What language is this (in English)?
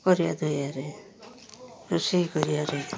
Odia